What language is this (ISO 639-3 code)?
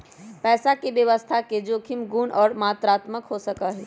mag